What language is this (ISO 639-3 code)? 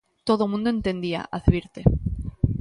glg